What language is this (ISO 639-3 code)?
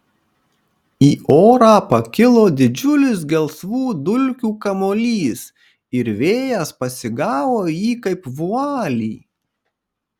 lit